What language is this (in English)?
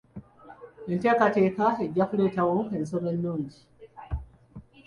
Ganda